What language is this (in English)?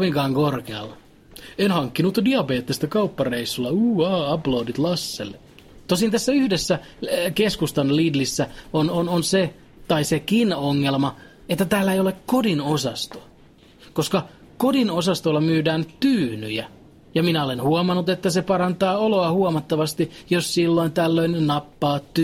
Finnish